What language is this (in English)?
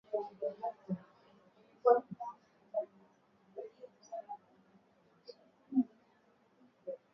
Swahili